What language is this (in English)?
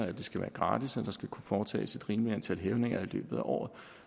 Danish